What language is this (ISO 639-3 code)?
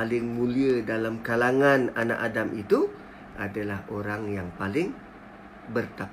msa